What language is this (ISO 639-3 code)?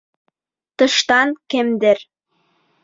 bak